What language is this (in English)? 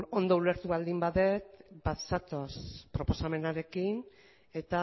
Basque